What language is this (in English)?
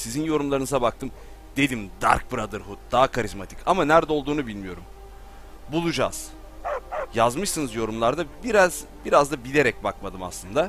Turkish